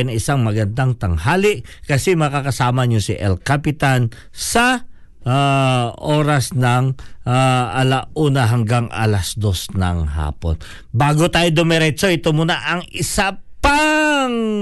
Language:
Filipino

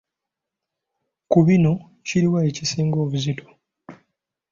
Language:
Ganda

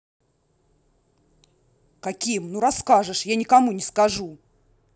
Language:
Russian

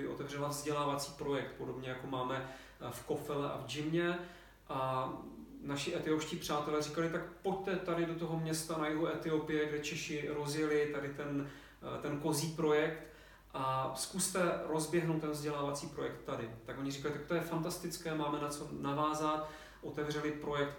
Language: Czech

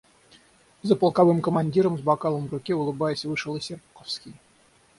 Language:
Russian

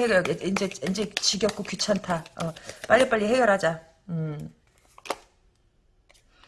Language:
Korean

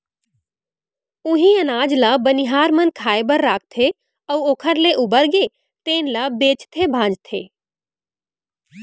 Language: Chhattisgarhi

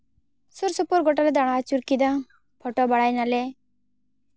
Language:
Santali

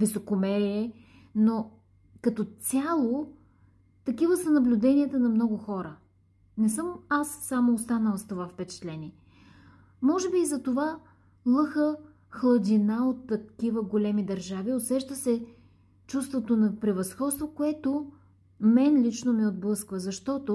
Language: Bulgarian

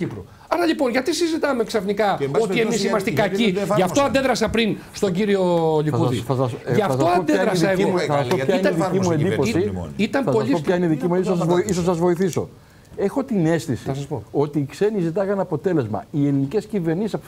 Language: Greek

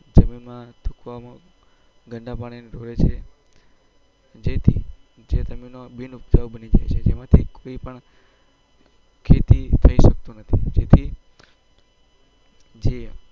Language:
Gujarati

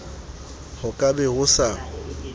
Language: Southern Sotho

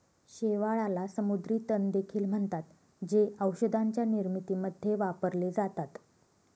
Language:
Marathi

